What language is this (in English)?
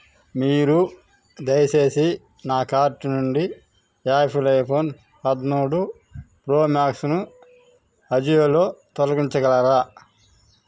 Telugu